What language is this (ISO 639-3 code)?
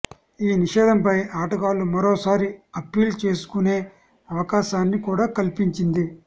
tel